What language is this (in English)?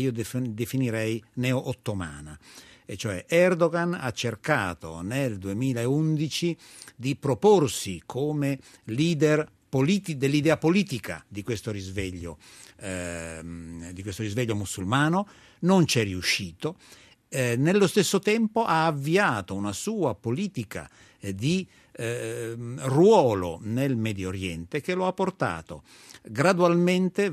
Italian